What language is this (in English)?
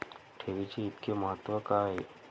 Marathi